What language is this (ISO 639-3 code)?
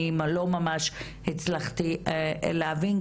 heb